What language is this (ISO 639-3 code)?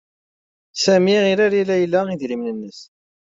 kab